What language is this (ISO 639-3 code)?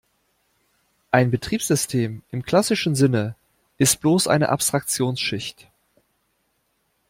deu